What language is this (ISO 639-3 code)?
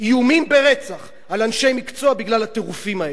heb